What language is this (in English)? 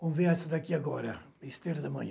Portuguese